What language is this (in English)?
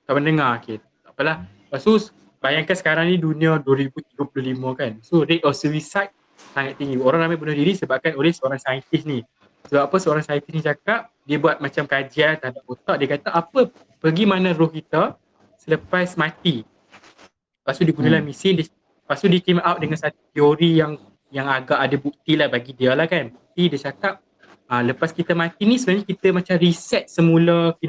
Malay